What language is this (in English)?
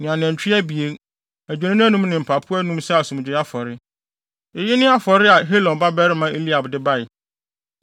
Akan